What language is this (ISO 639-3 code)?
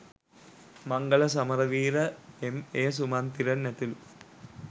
sin